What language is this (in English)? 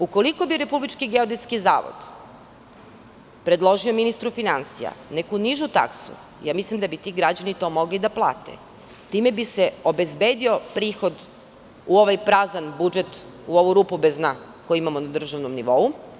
Serbian